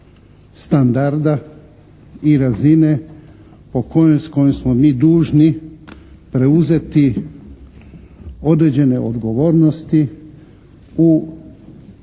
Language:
Croatian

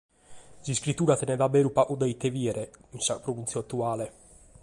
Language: Sardinian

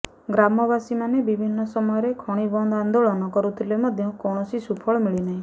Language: Odia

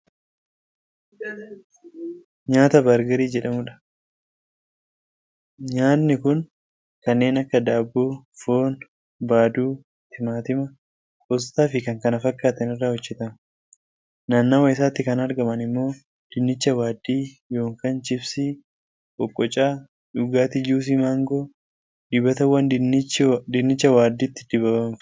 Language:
Oromo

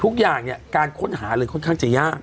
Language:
Thai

